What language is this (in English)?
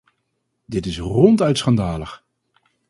Dutch